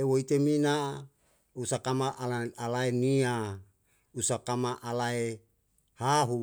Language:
Yalahatan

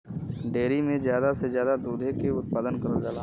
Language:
Bhojpuri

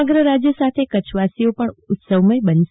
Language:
Gujarati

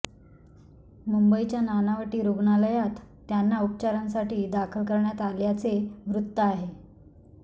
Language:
Marathi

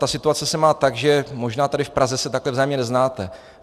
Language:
Czech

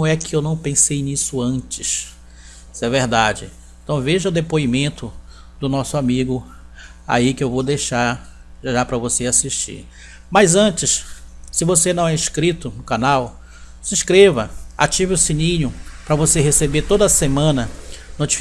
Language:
Portuguese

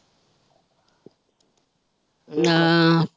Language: Punjabi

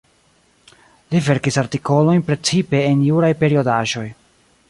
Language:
Esperanto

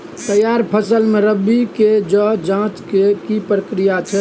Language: Maithili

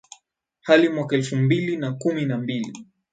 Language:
Swahili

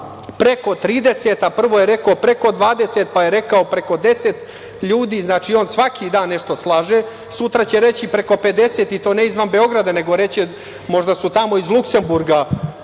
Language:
Serbian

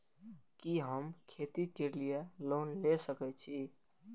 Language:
Maithili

